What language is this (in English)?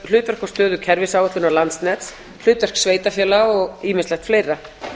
Icelandic